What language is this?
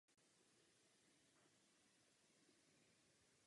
Czech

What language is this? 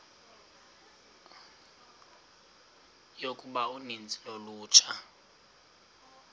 Xhosa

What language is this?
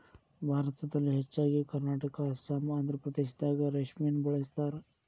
Kannada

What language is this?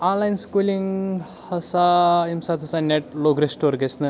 Kashmiri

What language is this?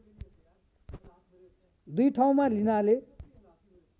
Nepali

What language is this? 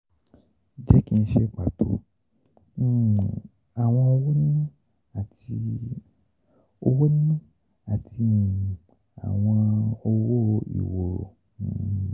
Yoruba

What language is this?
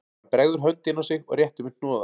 Icelandic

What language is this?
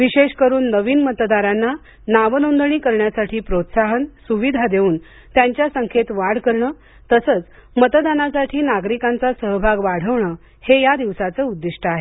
Marathi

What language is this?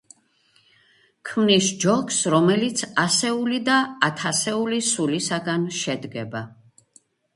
Georgian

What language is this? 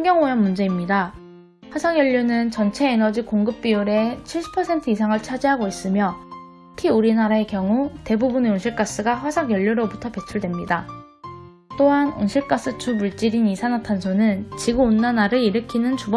Korean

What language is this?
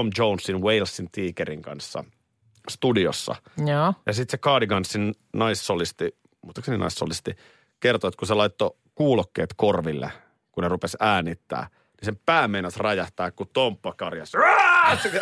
Finnish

